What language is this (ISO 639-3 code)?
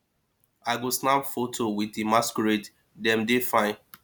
pcm